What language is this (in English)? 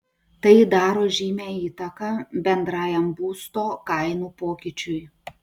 Lithuanian